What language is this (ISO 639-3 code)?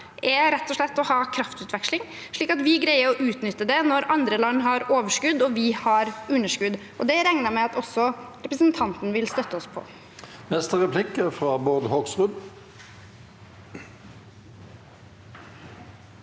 nor